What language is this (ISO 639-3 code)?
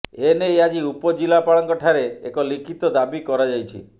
ori